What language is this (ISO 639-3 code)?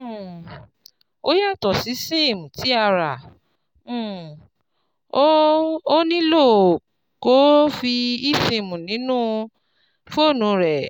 yor